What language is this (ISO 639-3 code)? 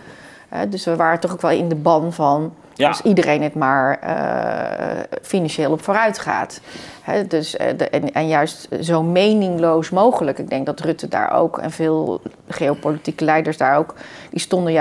nld